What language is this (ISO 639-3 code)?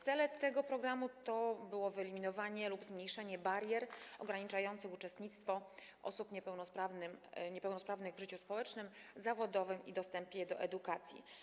pol